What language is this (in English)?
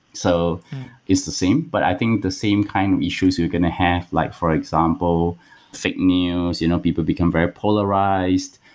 English